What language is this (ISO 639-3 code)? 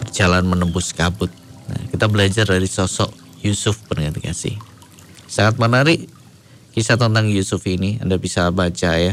ind